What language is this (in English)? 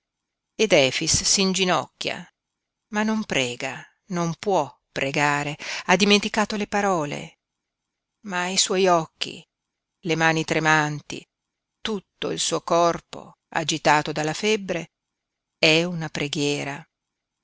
Italian